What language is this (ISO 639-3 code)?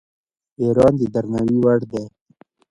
pus